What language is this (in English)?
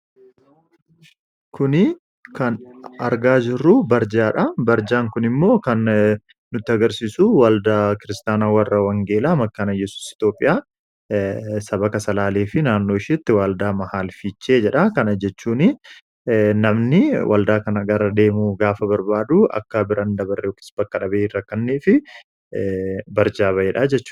Oromo